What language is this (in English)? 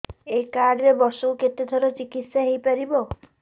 Odia